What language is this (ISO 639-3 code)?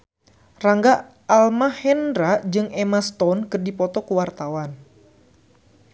sun